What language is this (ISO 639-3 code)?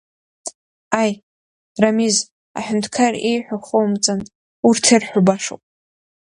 abk